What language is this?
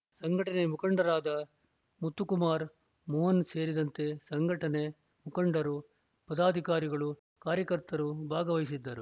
Kannada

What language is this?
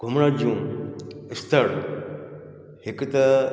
Sindhi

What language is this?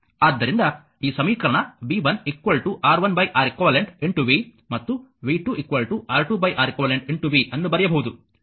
Kannada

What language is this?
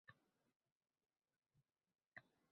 Uzbek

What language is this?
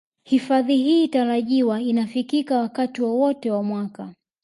Swahili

